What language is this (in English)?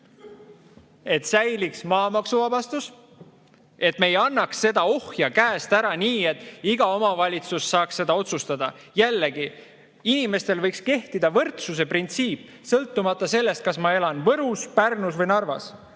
Estonian